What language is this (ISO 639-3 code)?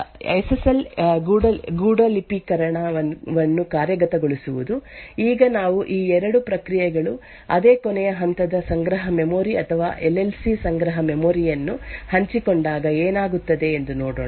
kan